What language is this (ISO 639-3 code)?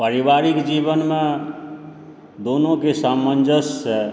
mai